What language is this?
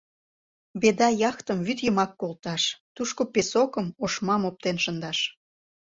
Mari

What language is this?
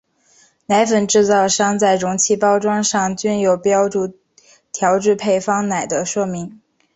Chinese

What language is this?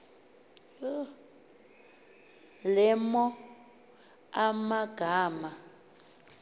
Xhosa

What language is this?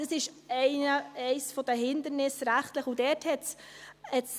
Swiss German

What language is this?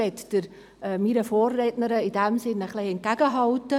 Swiss German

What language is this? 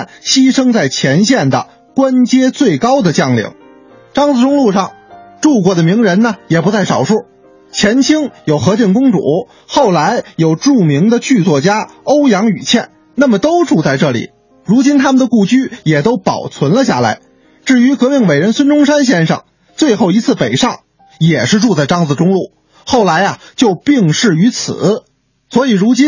Chinese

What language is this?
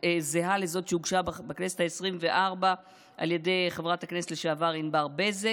Hebrew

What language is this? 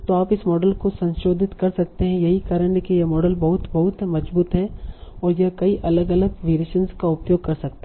Hindi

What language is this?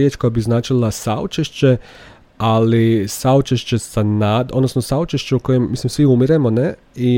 Croatian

